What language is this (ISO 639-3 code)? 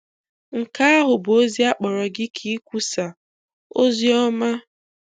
ibo